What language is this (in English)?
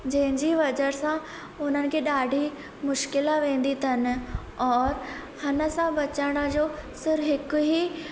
Sindhi